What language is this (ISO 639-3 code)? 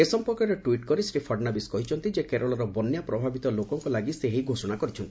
ori